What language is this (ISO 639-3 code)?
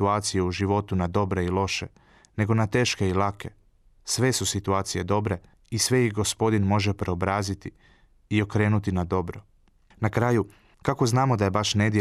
hrv